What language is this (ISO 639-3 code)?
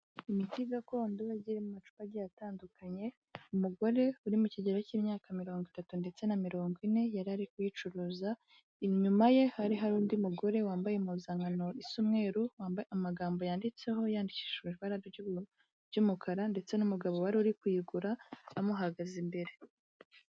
kin